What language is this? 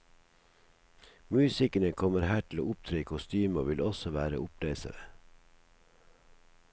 Norwegian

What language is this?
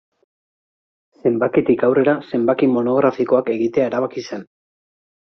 Basque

